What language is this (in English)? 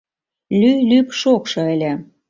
Mari